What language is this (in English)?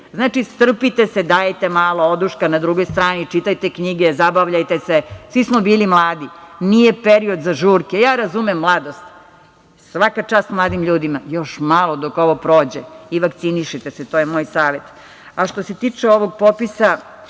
Serbian